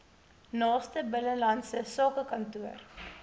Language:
Afrikaans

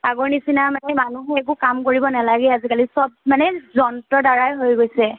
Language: Assamese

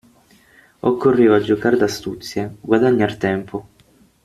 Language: Italian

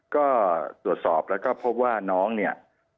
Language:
Thai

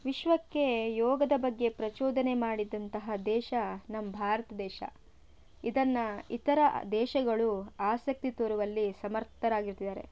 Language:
Kannada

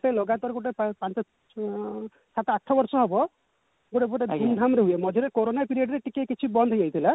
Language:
Odia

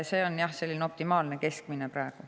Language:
Estonian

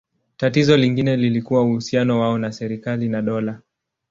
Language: Swahili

